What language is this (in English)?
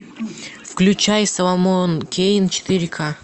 Russian